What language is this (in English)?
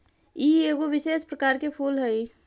Magahi